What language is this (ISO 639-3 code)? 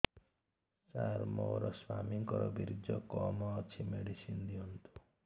ori